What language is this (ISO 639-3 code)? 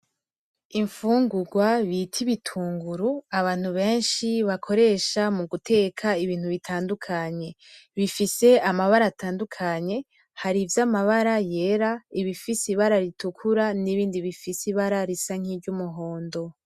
run